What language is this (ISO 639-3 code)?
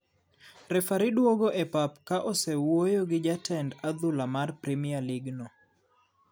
luo